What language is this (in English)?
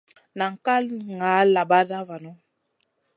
Masana